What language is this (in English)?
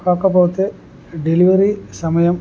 Telugu